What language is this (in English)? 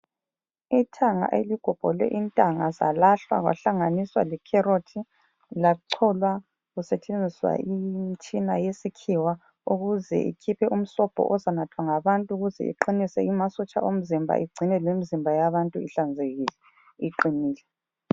North Ndebele